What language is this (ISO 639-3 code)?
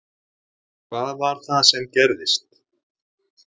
isl